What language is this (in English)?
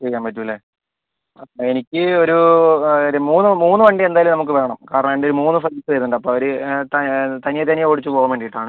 Malayalam